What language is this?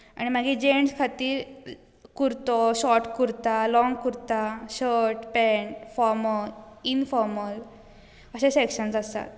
Konkani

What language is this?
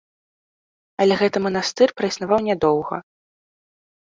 Belarusian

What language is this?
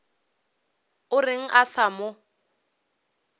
Northern Sotho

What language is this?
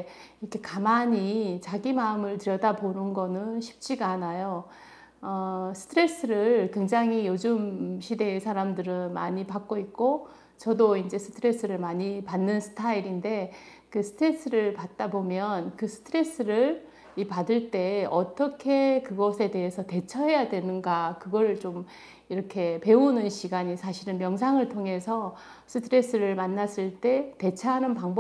Korean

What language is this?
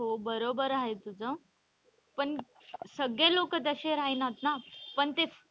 Marathi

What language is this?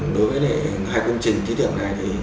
Vietnamese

